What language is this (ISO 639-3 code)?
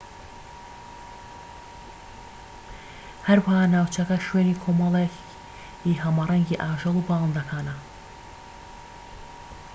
ckb